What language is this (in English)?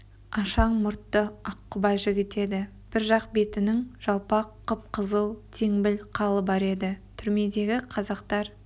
Kazakh